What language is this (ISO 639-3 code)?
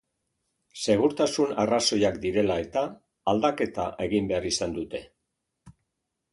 eus